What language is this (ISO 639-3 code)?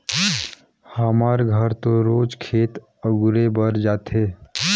hne